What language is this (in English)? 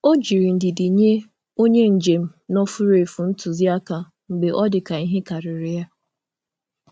Igbo